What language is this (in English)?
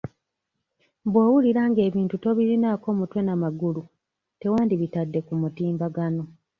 Ganda